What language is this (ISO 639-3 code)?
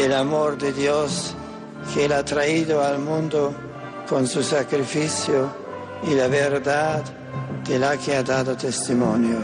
spa